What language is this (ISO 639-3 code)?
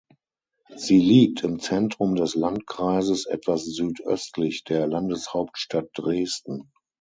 deu